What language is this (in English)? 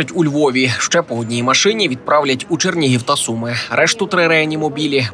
Ukrainian